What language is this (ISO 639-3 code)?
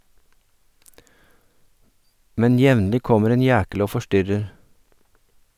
nor